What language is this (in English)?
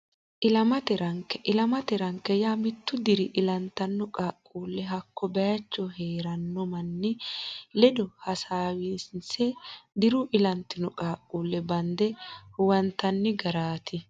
Sidamo